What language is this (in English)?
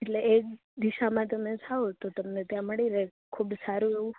Gujarati